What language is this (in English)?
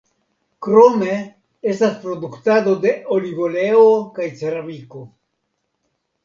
Esperanto